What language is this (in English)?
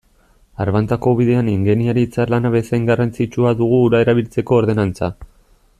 Basque